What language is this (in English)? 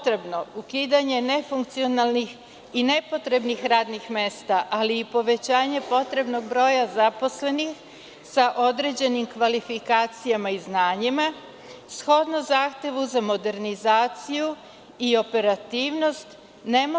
Serbian